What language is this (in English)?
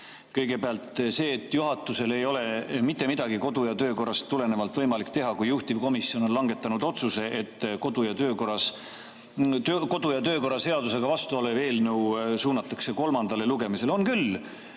Estonian